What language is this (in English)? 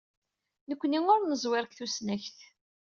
Kabyle